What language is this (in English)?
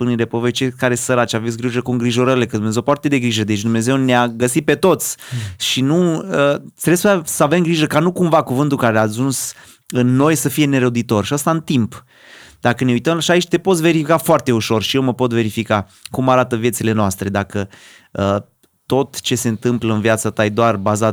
Romanian